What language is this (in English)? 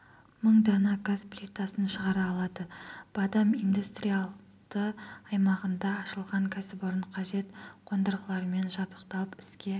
Kazakh